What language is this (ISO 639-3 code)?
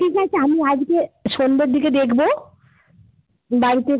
ben